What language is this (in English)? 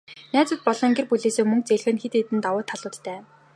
Mongolian